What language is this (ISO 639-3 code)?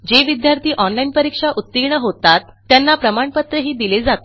mar